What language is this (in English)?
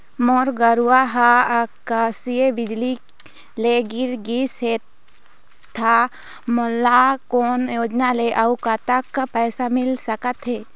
Chhattisgarhi